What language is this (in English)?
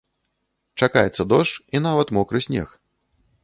Belarusian